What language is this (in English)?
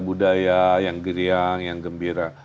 Indonesian